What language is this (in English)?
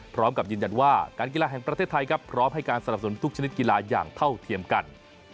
Thai